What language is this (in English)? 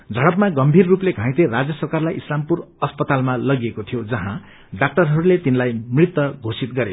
Nepali